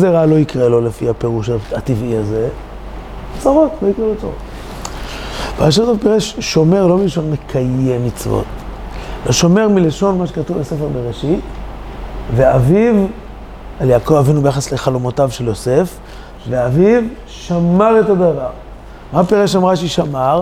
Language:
Hebrew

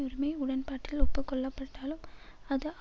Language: Tamil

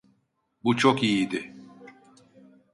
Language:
Turkish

